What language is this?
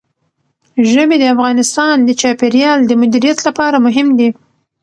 Pashto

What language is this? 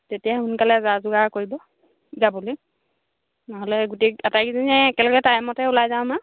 Assamese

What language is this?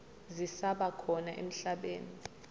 Zulu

